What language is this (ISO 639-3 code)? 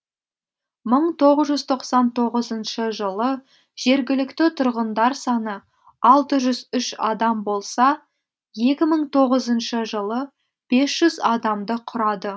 kaz